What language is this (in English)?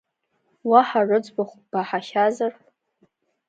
Abkhazian